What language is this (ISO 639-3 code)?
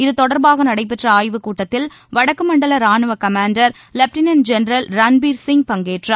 tam